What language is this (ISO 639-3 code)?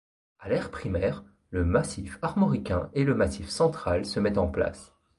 fra